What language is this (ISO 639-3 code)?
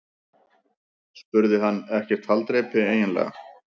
isl